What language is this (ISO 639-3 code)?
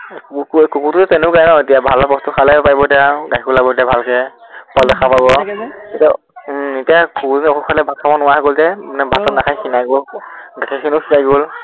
asm